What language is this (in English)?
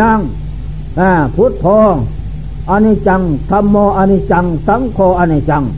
Thai